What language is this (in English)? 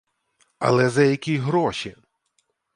Ukrainian